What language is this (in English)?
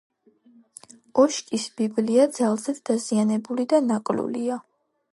Georgian